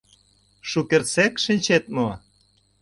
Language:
Mari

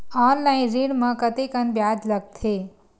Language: Chhattisgarhi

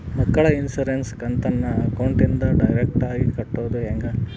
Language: Kannada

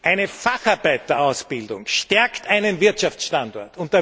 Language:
German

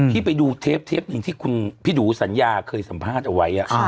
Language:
Thai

